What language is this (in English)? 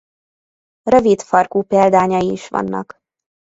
Hungarian